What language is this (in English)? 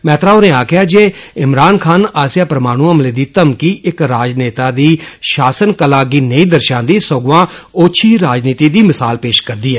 Dogri